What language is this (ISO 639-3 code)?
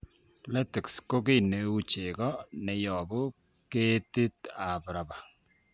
kln